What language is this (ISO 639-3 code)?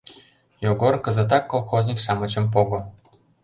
chm